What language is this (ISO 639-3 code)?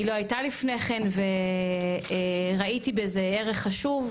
heb